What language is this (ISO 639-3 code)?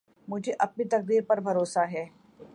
urd